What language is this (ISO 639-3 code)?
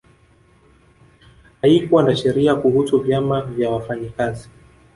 swa